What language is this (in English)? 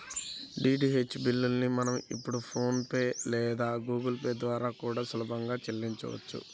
Telugu